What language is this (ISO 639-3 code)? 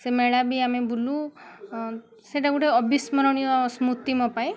ori